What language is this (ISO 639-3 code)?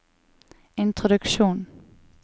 nor